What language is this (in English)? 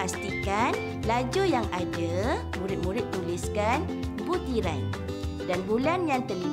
Malay